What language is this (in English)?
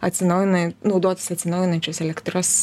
Lithuanian